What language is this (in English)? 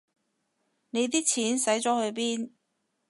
Cantonese